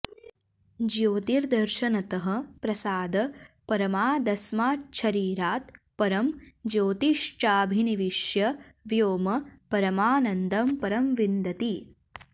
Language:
Sanskrit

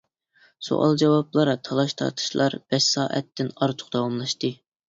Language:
Uyghur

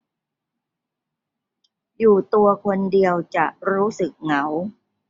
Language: Thai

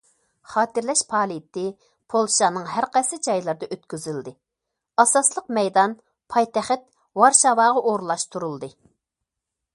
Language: Uyghur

